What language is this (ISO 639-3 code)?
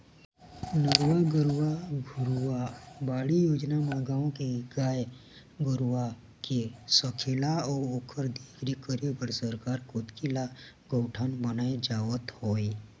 hne